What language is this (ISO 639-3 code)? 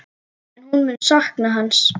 isl